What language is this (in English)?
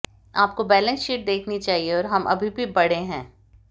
Hindi